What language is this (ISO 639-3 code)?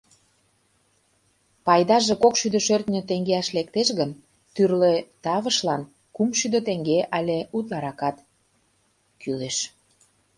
chm